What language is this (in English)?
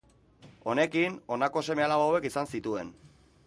Basque